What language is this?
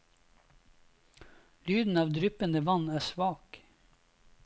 Norwegian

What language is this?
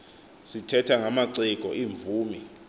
Xhosa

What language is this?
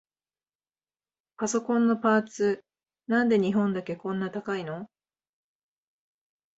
Japanese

